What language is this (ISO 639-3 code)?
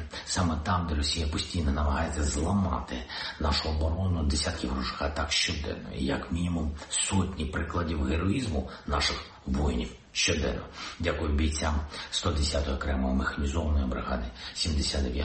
ukr